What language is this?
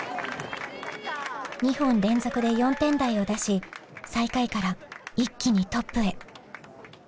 Japanese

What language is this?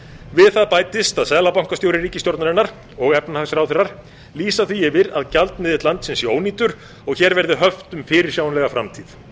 Icelandic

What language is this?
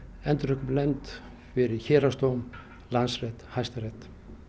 Icelandic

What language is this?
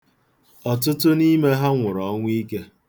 Igbo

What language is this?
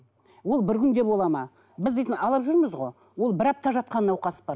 Kazakh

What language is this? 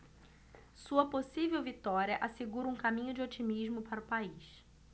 Portuguese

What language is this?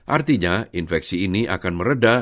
Indonesian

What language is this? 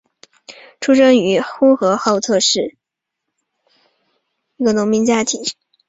Chinese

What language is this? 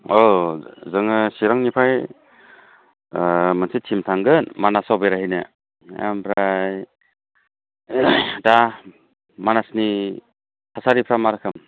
Bodo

